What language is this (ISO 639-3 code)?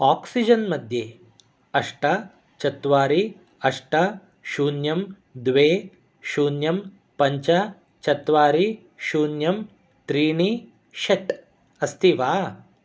san